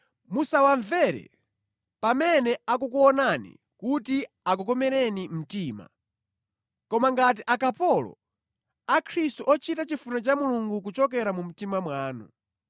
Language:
Nyanja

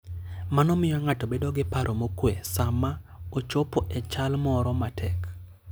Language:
Luo (Kenya and Tanzania)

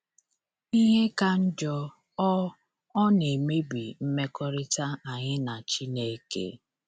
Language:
Igbo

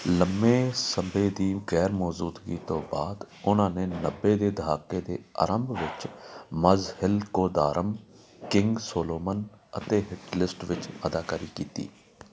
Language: Punjabi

